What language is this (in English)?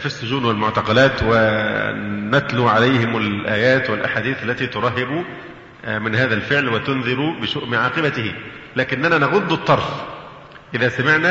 Arabic